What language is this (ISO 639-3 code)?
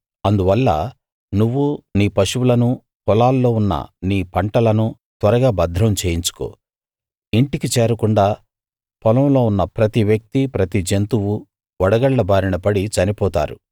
tel